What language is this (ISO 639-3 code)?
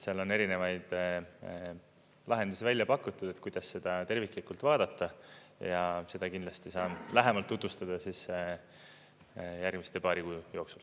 est